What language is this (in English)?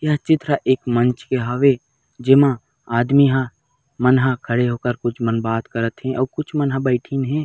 Chhattisgarhi